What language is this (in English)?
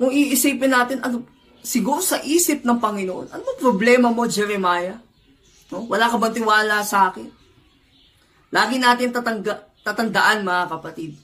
Filipino